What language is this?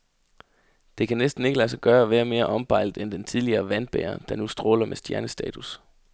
Danish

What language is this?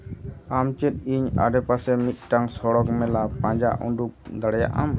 Santali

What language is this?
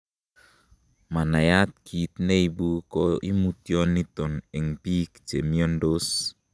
Kalenjin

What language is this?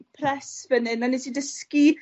Welsh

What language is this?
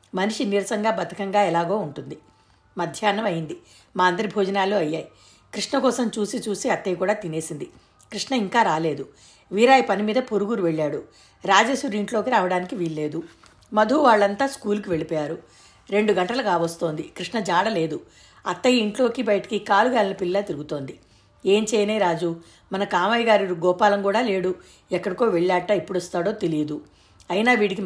Telugu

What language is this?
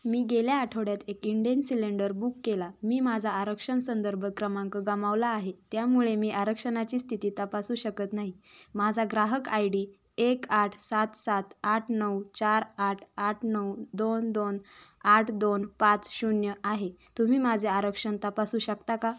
Marathi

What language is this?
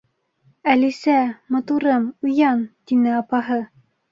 Bashkir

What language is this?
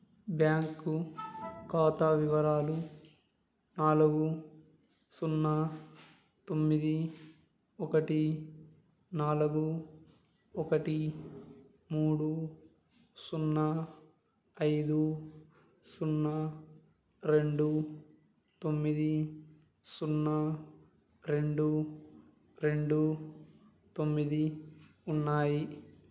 Telugu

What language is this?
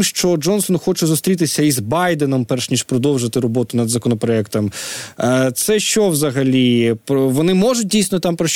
Ukrainian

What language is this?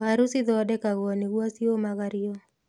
Kikuyu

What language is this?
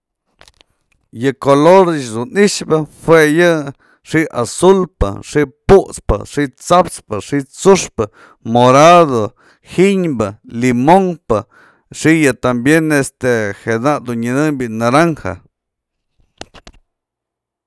Mazatlán Mixe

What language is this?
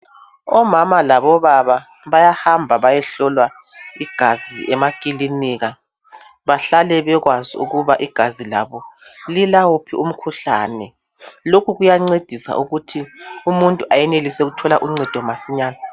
North Ndebele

